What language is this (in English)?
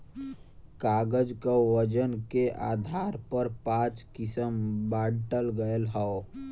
Bhojpuri